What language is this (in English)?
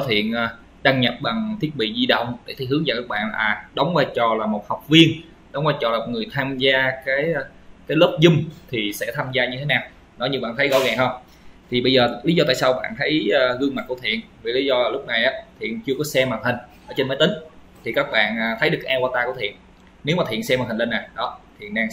Vietnamese